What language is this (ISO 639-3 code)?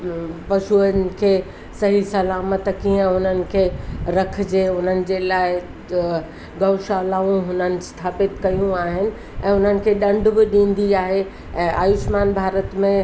snd